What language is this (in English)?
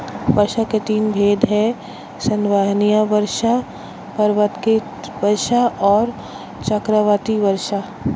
Hindi